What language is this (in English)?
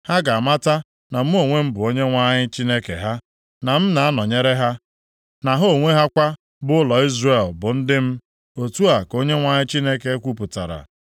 Igbo